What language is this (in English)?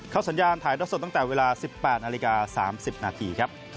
Thai